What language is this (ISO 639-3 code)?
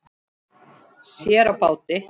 isl